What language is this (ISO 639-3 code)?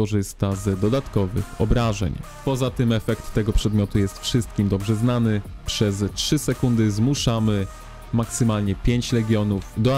pol